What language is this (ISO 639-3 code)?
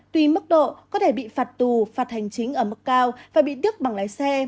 vie